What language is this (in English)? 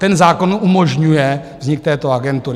Czech